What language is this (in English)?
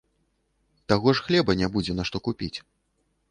Belarusian